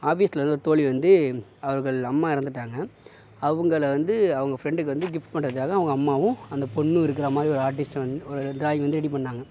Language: Tamil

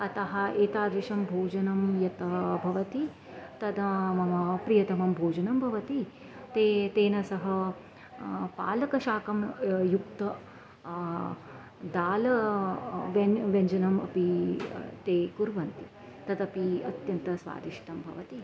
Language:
Sanskrit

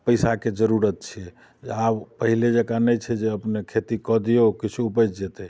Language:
Maithili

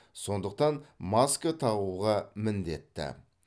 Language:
Kazakh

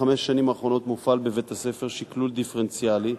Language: Hebrew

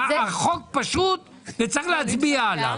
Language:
Hebrew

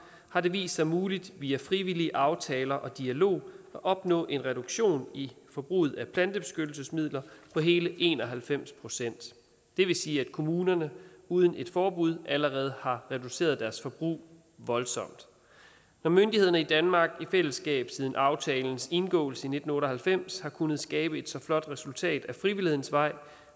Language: Danish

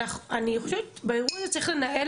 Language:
Hebrew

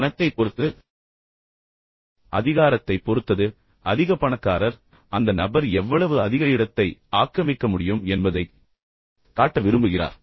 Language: Tamil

